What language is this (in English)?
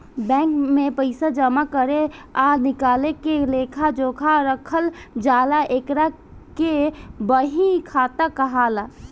Bhojpuri